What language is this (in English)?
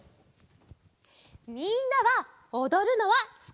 Japanese